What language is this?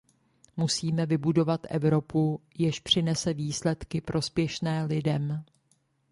Czech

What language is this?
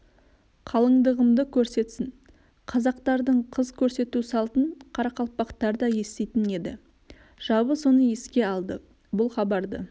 Kazakh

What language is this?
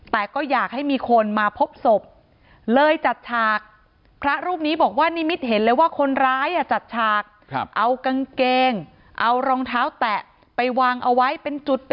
Thai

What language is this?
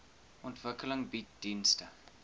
Afrikaans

